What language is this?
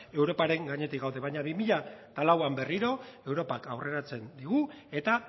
Basque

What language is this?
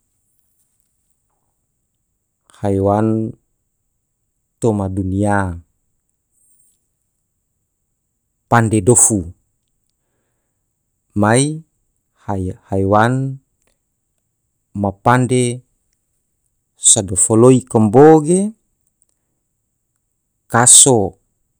Tidore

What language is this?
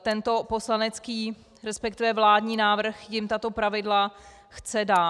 Czech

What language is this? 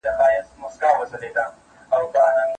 Pashto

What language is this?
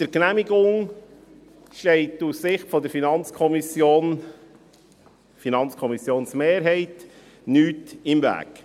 Swiss German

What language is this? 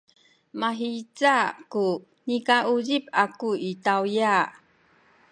Sakizaya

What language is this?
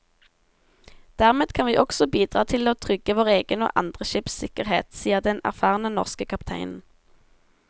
Norwegian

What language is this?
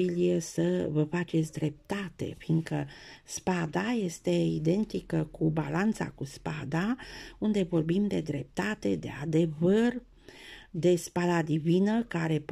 Romanian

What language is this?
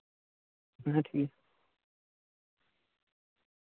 Santali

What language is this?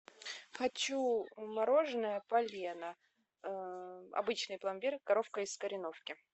Russian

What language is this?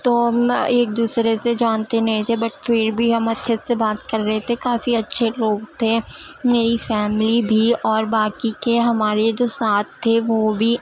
Urdu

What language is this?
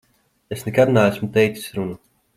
Latvian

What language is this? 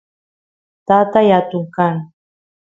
Santiago del Estero Quichua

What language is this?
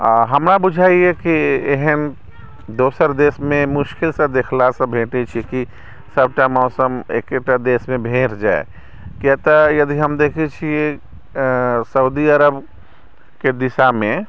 Maithili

